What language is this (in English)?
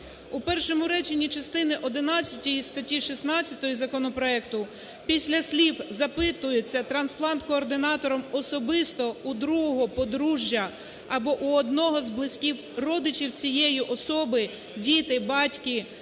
Ukrainian